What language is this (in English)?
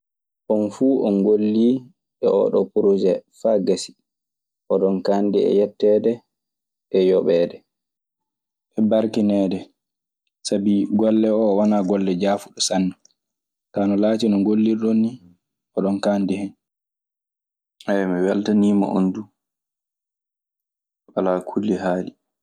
Maasina Fulfulde